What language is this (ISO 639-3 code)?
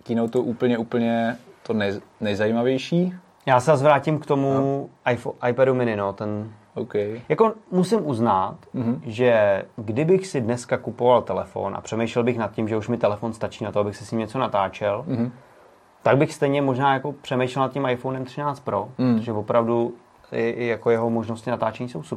ces